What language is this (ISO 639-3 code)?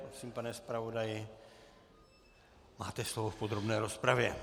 ces